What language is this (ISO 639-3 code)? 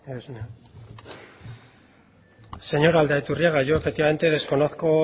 spa